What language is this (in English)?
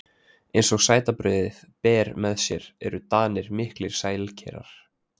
Icelandic